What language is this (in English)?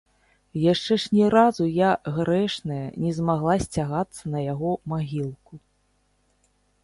Belarusian